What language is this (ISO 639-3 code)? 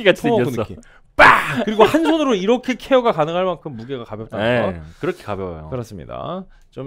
kor